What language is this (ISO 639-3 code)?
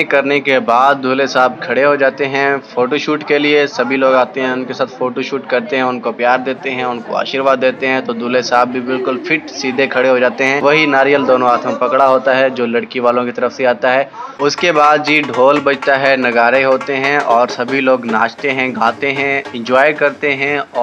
hin